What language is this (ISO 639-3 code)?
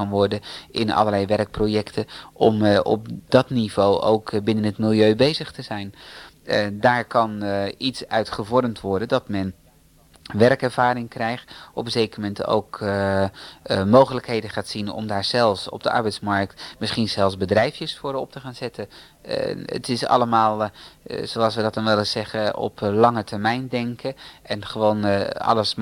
nld